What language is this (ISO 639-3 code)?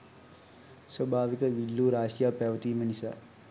sin